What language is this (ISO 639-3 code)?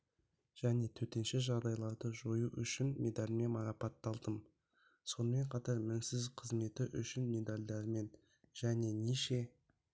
kaz